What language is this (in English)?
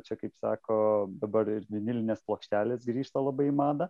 Lithuanian